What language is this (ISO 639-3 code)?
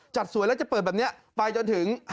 tha